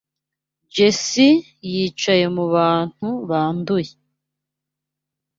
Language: Kinyarwanda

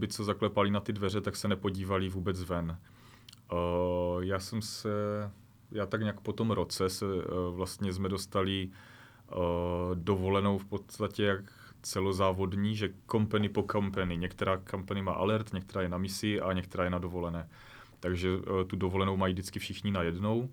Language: Czech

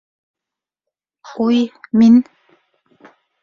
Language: Bashkir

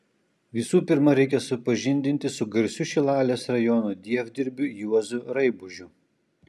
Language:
Lithuanian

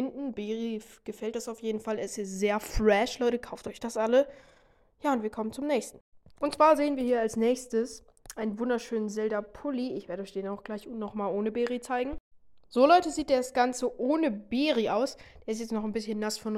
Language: German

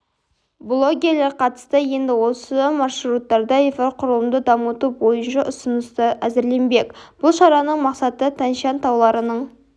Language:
Kazakh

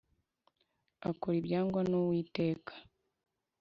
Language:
Kinyarwanda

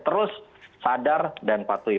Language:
Indonesian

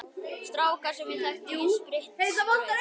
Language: Icelandic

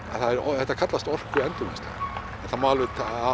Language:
Icelandic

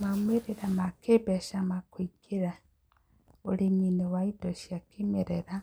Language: Kikuyu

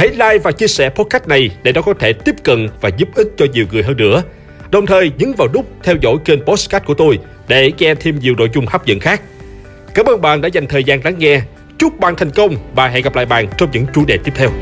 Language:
Vietnamese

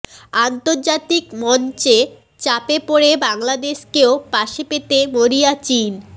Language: Bangla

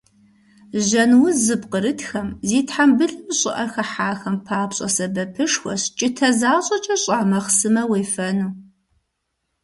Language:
Kabardian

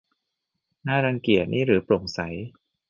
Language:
Thai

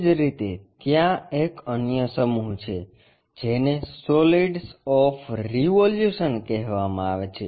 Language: Gujarati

